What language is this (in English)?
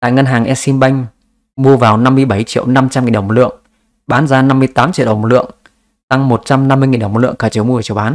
Vietnamese